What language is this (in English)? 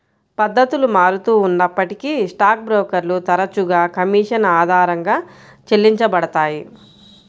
Telugu